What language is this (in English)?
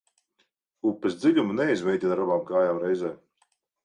Latvian